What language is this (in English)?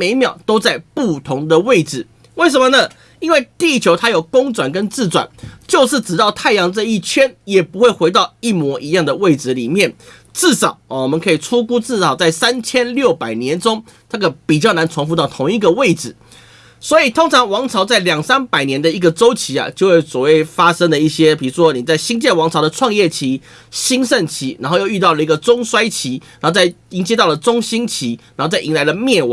Chinese